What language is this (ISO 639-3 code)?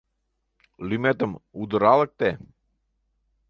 chm